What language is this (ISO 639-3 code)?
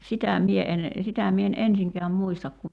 fin